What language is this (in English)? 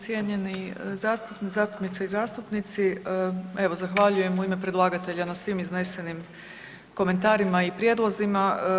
Croatian